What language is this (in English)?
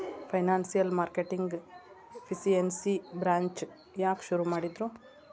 Kannada